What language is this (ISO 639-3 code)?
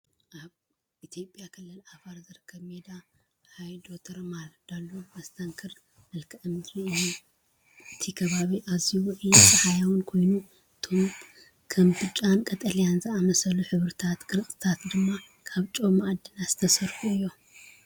tir